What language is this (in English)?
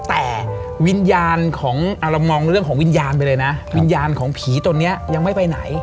Thai